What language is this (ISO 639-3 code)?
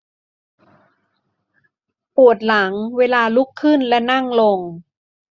tha